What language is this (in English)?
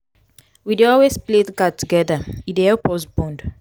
Nigerian Pidgin